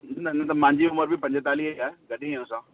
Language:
Sindhi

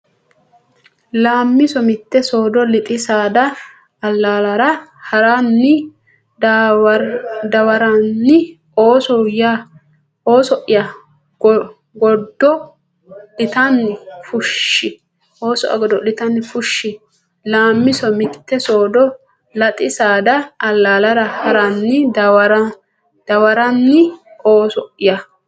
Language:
Sidamo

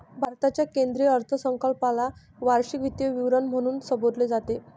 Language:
Marathi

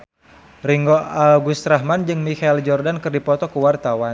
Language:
Sundanese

